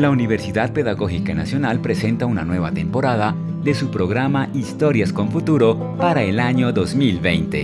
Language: Spanish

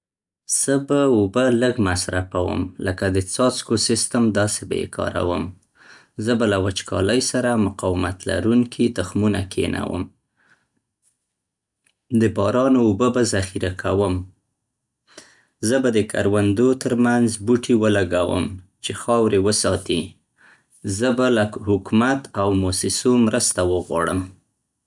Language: Central Pashto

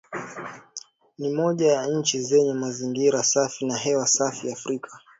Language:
Swahili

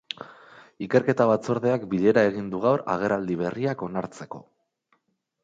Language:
Basque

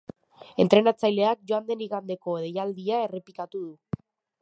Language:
Basque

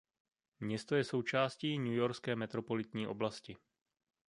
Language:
Czech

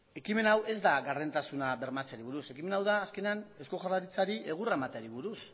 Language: Basque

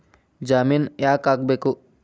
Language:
Kannada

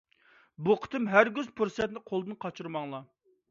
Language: Uyghur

